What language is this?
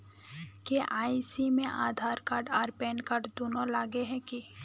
Magahi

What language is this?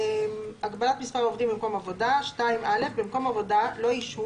Hebrew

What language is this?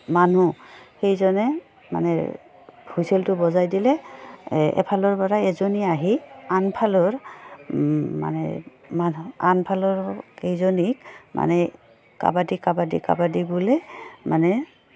Assamese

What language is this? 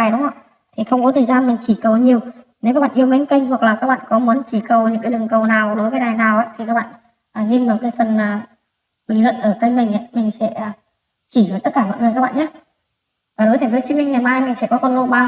Vietnamese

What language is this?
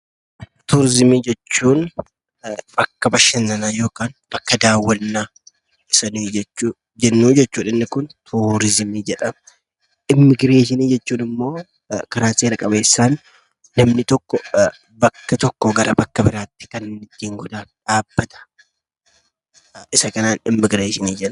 Oromo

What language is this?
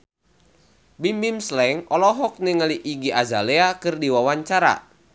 Sundanese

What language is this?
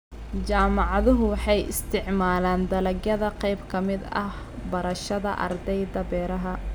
Somali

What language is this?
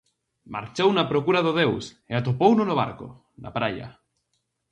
Galician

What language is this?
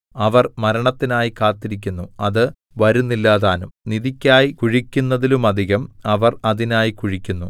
Malayalam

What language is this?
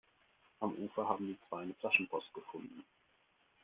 German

